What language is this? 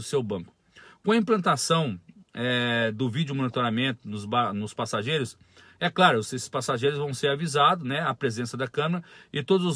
Portuguese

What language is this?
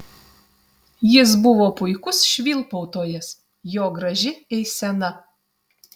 Lithuanian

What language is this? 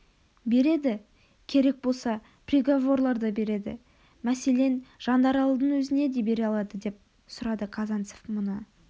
Kazakh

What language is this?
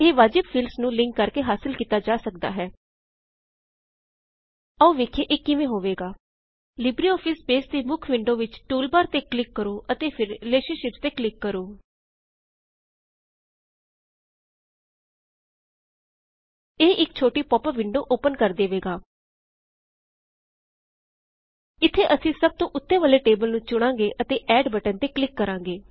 Punjabi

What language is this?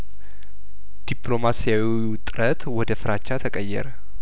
Amharic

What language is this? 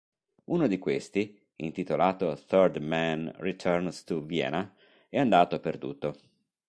Italian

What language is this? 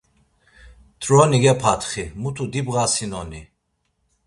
Laz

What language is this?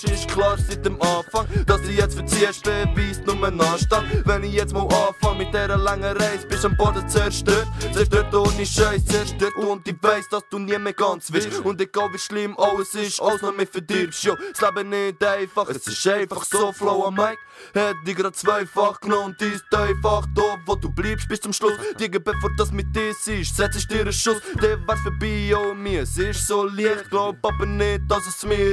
Romanian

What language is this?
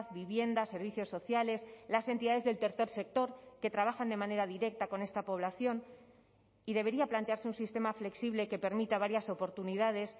Spanish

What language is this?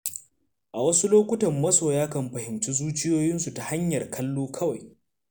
Hausa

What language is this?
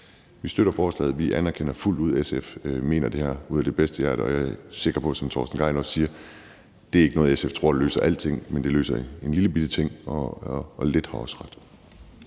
Danish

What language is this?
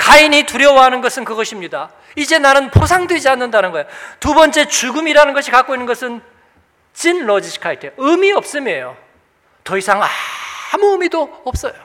Korean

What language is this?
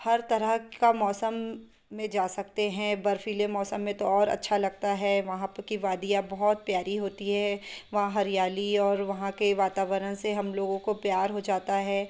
Hindi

